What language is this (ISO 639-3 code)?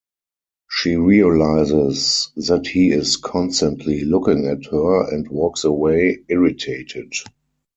eng